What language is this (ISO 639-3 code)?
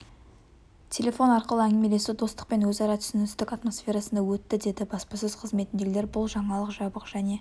kaz